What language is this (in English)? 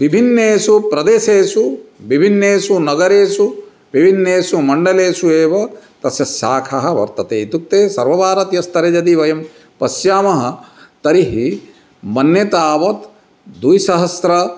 Sanskrit